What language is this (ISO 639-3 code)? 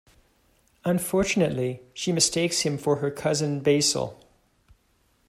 eng